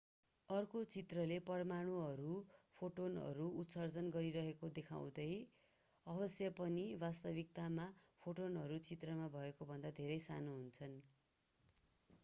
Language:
Nepali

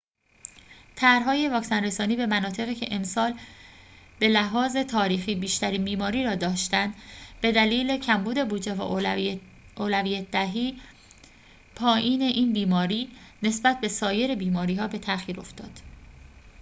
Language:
Persian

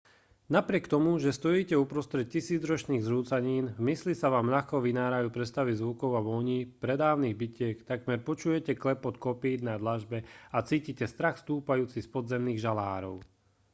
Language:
Slovak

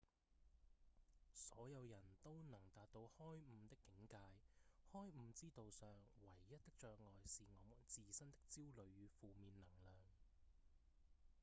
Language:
Cantonese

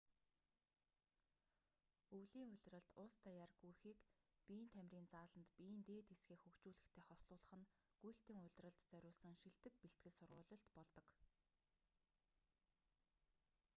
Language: Mongolian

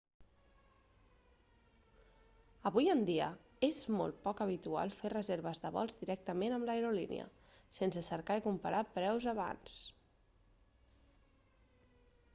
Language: Catalan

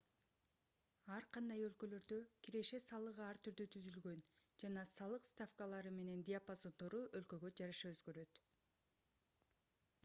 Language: Kyrgyz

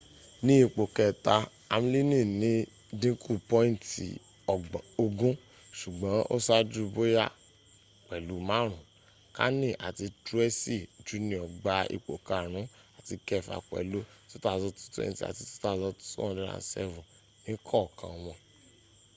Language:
Yoruba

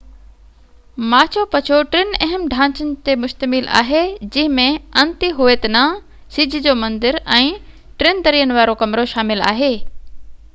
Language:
Sindhi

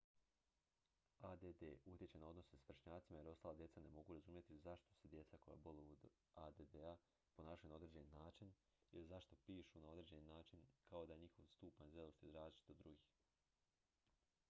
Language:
Croatian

